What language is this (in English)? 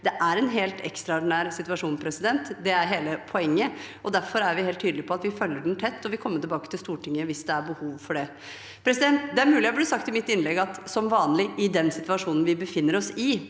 Norwegian